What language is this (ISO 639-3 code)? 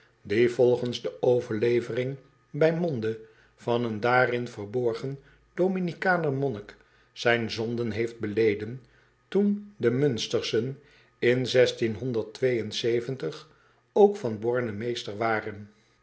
nld